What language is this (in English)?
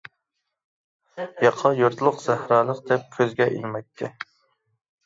Uyghur